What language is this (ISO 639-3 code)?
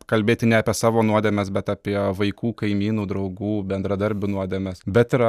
lit